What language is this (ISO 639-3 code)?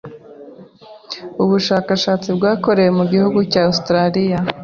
kin